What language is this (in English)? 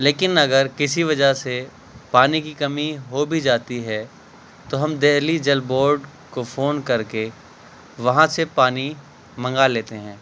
Urdu